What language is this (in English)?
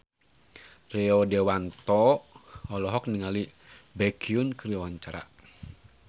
Sundanese